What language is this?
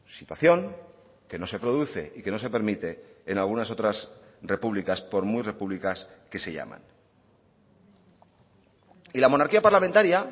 Spanish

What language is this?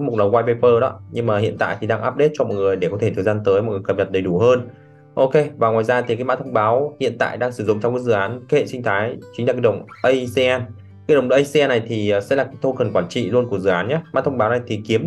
Vietnamese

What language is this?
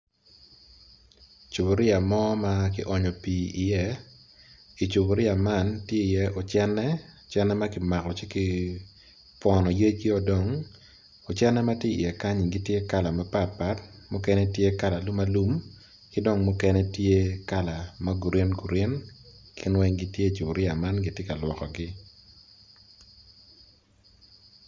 Acoli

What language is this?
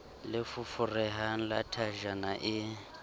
Southern Sotho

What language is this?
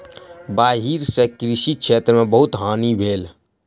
Maithili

